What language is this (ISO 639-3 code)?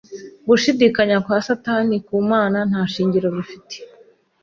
kin